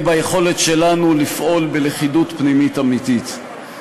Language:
Hebrew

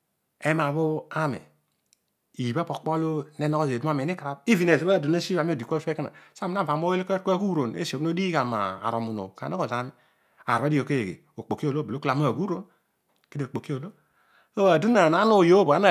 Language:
Odual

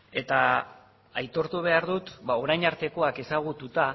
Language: Basque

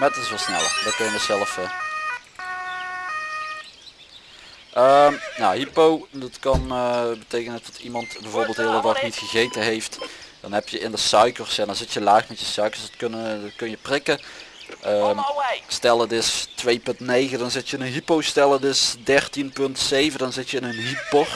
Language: Dutch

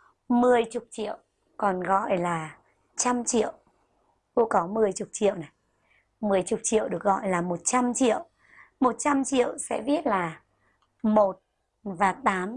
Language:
Vietnamese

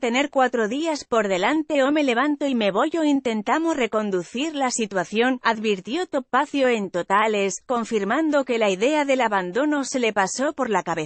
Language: Spanish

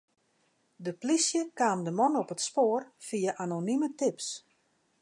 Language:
Western Frisian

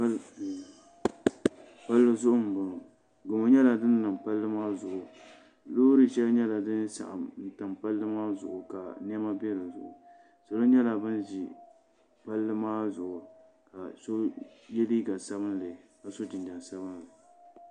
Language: Dagbani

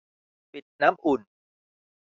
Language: Thai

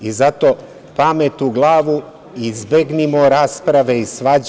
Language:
Serbian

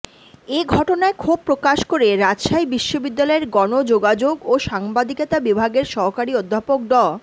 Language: Bangla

